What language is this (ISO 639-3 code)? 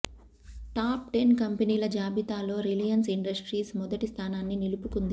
tel